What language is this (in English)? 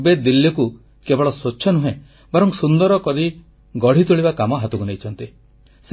Odia